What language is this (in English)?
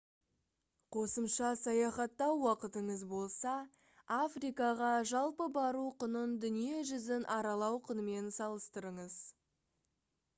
Kazakh